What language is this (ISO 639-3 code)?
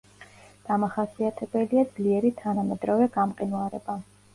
kat